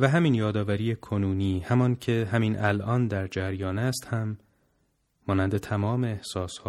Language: Persian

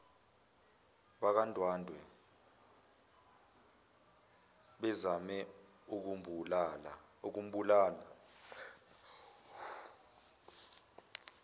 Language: Zulu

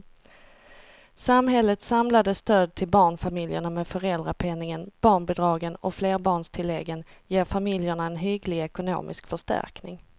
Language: Swedish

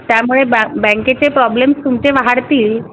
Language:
Marathi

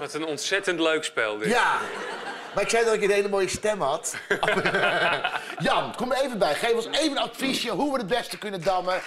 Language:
Dutch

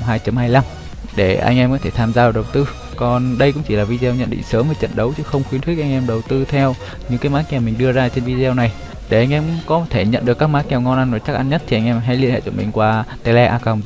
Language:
Vietnamese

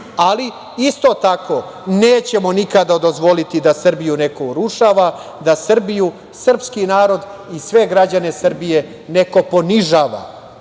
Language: Serbian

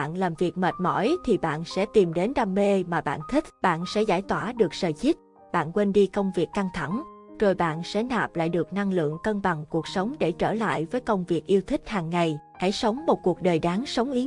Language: Vietnamese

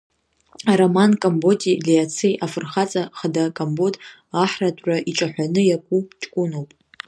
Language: Abkhazian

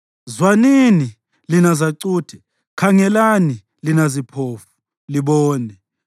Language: North Ndebele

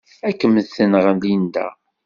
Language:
Kabyle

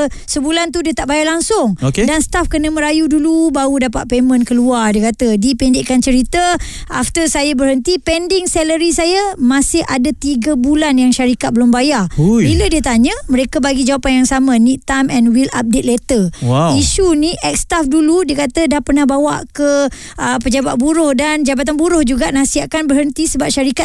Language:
Malay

